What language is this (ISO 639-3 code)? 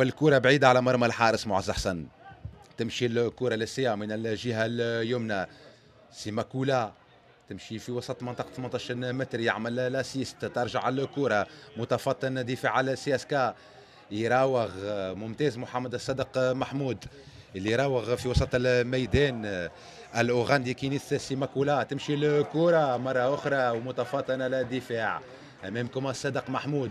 ara